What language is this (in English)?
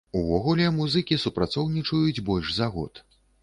Belarusian